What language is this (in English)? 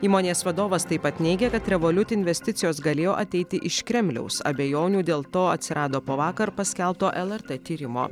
Lithuanian